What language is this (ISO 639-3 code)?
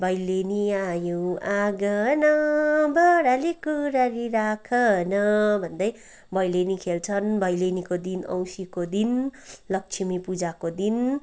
nep